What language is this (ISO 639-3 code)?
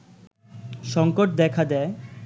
ben